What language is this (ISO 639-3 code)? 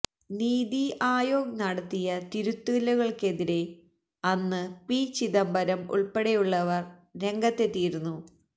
mal